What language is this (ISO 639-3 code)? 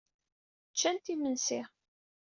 kab